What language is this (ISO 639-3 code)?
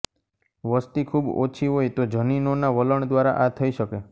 guj